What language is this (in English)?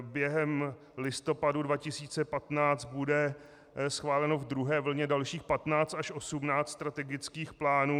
Czech